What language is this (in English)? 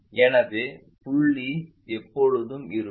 Tamil